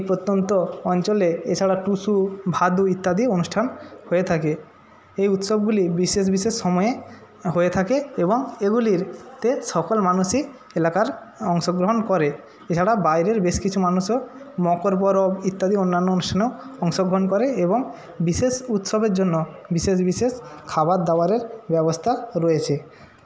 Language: Bangla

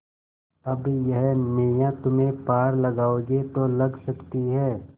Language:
Hindi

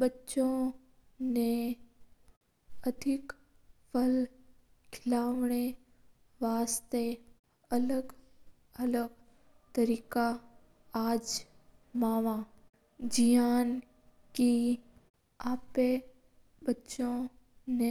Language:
Mewari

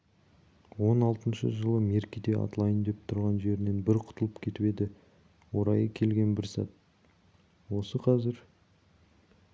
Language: Kazakh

